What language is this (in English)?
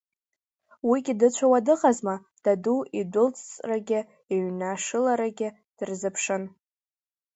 Abkhazian